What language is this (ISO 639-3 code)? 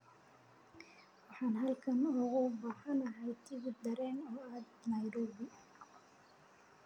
som